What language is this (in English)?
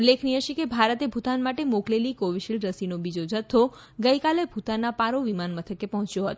Gujarati